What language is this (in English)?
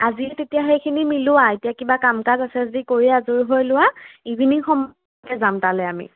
Assamese